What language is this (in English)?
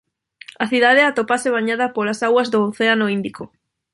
Galician